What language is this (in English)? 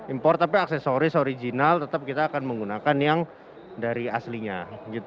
Indonesian